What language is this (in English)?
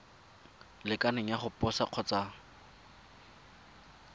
Tswana